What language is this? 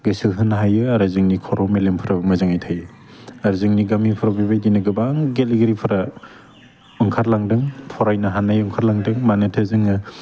Bodo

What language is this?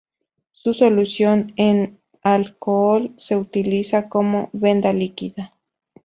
Spanish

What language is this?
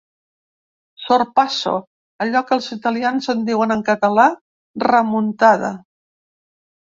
Catalan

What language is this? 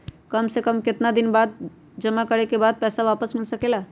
Magahi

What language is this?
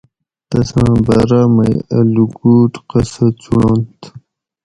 Gawri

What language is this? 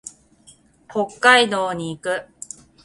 Japanese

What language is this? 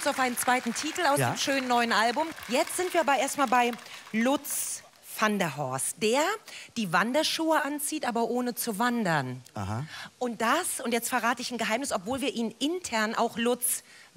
German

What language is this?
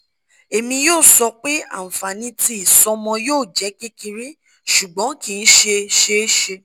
Yoruba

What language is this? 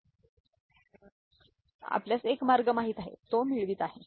Marathi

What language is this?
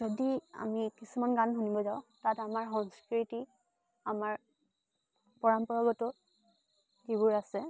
Assamese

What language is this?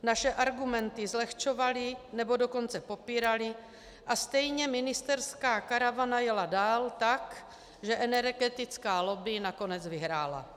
Czech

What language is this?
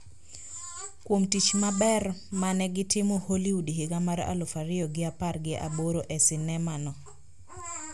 Luo (Kenya and Tanzania)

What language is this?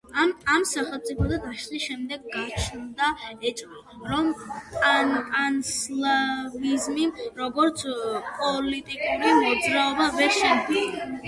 Georgian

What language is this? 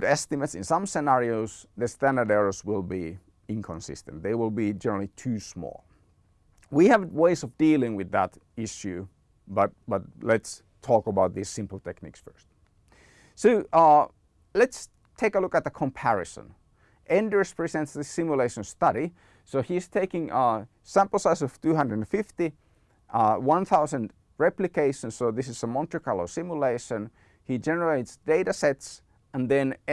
English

